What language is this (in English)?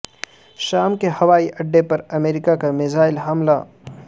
Urdu